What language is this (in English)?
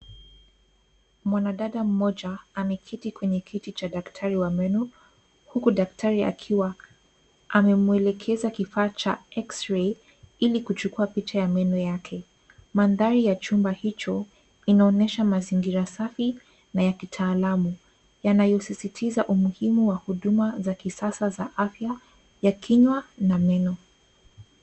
Swahili